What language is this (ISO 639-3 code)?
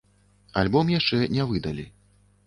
bel